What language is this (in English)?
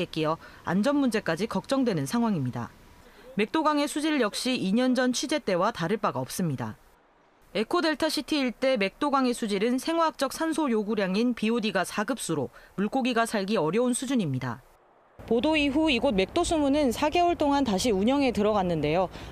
Korean